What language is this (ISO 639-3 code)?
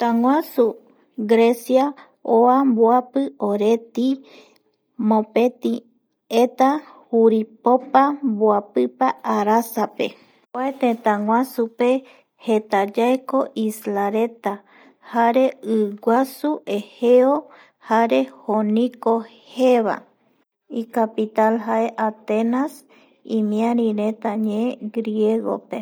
gui